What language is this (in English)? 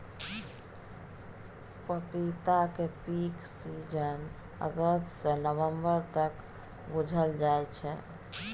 Maithili